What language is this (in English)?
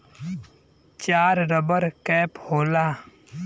Bhojpuri